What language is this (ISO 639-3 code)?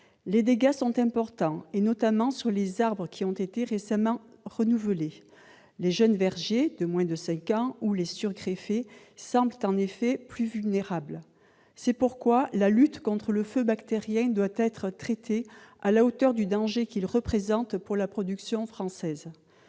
fra